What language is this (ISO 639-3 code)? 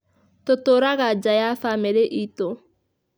kik